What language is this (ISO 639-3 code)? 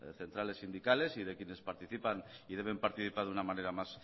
spa